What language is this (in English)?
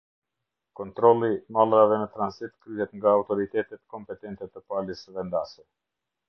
Albanian